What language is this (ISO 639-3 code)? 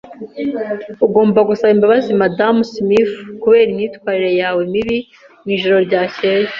kin